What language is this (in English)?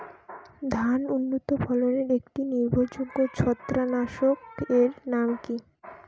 Bangla